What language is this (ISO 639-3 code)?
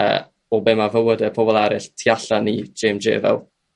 cym